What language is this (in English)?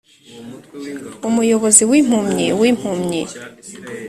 Kinyarwanda